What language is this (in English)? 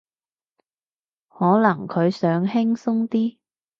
Cantonese